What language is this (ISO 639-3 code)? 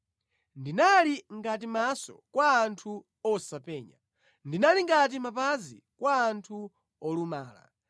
nya